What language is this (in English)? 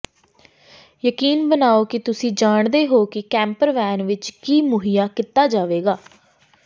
Punjabi